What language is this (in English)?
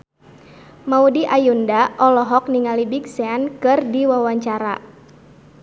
Sundanese